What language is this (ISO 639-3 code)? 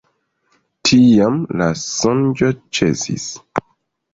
epo